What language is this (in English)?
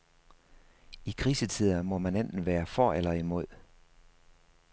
Danish